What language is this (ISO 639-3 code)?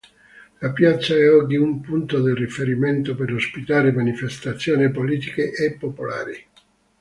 ita